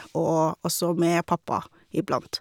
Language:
Norwegian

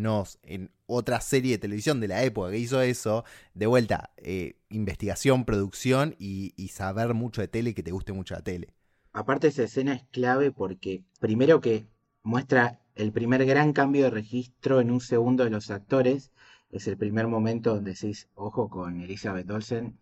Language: Spanish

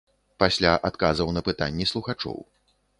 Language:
Belarusian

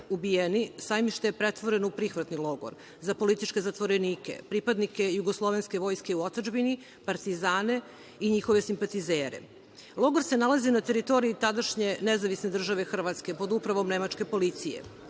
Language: Serbian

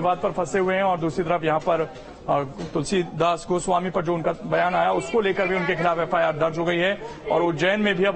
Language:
Hindi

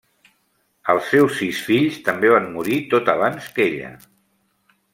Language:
Catalan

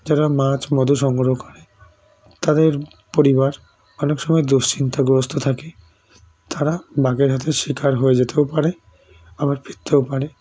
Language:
Bangla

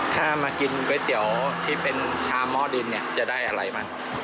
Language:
Thai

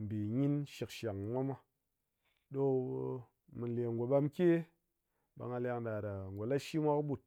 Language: Ngas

